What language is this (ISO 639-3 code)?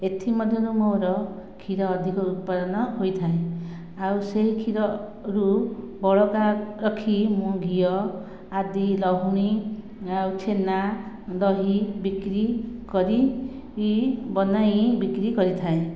ori